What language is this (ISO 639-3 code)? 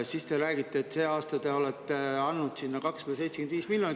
est